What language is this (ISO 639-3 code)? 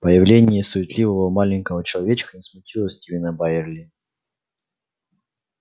rus